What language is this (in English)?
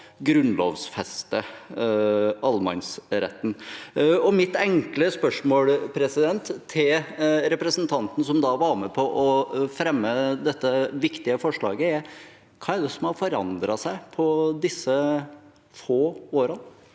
Norwegian